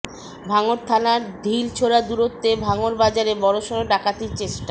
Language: Bangla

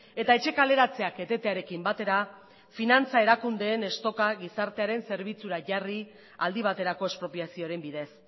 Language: Basque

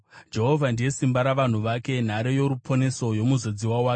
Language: Shona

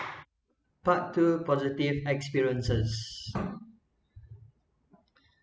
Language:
English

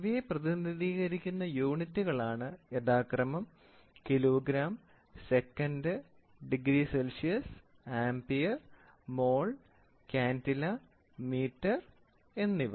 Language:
Malayalam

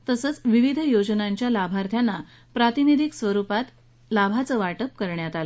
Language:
Marathi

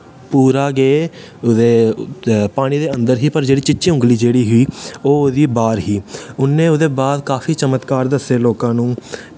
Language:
Dogri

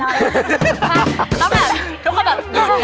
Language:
Thai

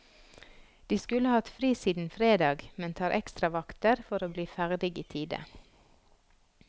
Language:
Norwegian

